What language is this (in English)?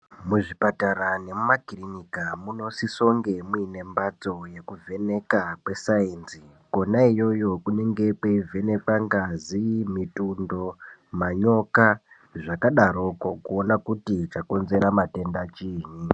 Ndau